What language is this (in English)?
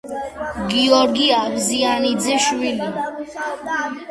Georgian